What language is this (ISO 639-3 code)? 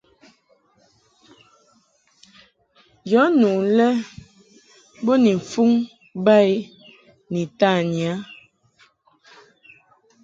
mhk